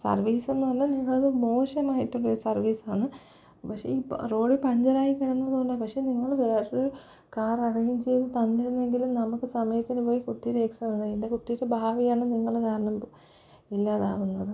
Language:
Malayalam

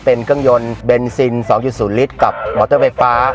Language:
Thai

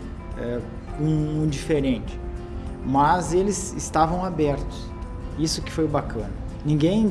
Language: Portuguese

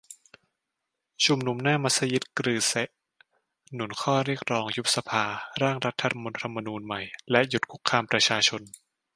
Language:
Thai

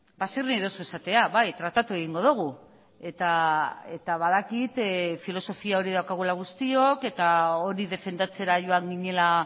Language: Basque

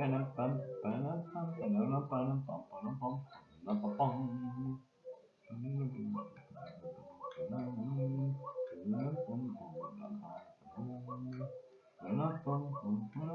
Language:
French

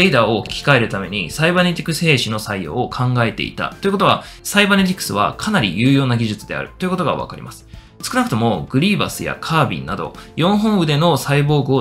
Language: Japanese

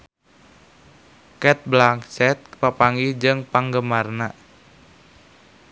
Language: Sundanese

